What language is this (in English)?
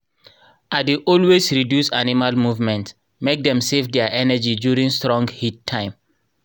Nigerian Pidgin